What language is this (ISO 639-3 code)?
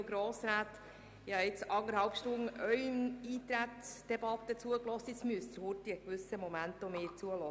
gsw